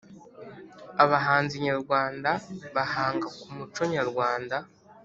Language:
Kinyarwanda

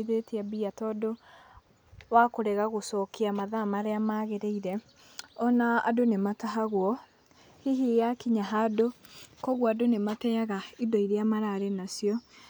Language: Kikuyu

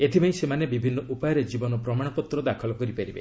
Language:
Odia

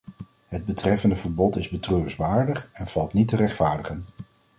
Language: Dutch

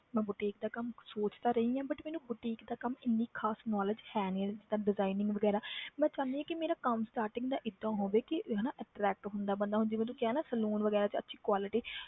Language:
Punjabi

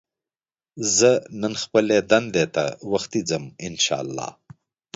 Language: Pashto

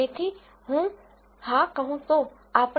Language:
Gujarati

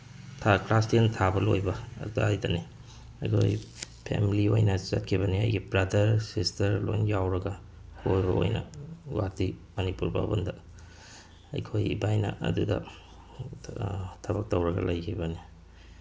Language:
Manipuri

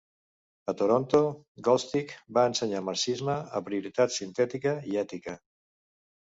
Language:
Catalan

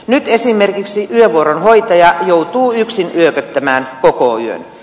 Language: Finnish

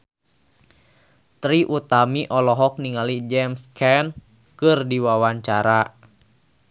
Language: Sundanese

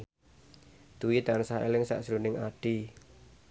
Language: Javanese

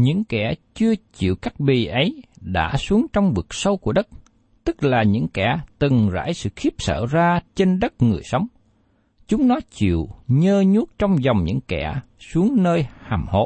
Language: Vietnamese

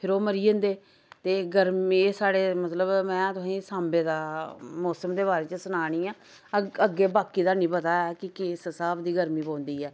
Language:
Dogri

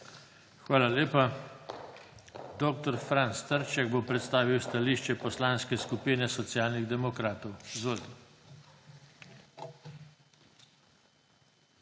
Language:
Slovenian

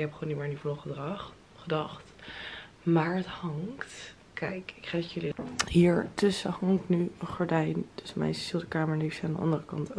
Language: Dutch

